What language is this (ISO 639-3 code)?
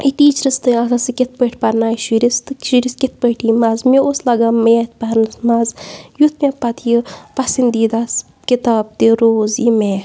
kas